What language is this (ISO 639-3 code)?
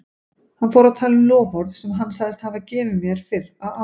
isl